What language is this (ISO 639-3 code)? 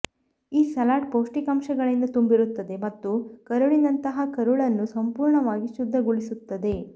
kan